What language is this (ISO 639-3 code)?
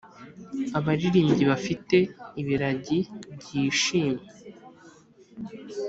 kin